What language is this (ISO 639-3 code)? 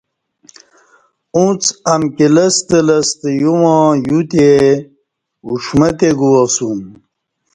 bsh